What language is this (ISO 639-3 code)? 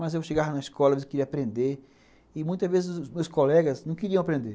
por